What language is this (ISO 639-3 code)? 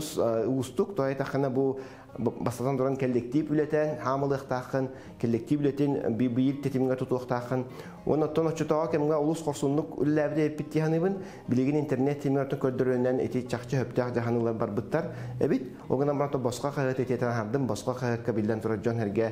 tur